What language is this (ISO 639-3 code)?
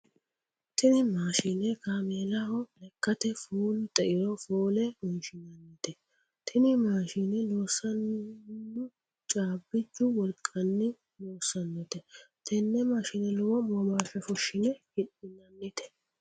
sid